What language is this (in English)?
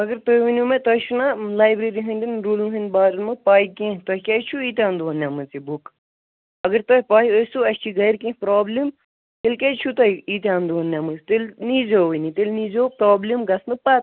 Kashmiri